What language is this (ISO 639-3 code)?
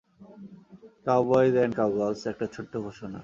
ben